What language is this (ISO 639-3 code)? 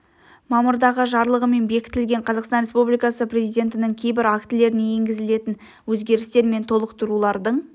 kaz